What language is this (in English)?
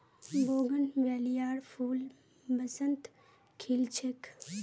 Magahi